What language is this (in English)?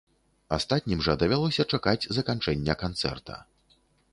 Belarusian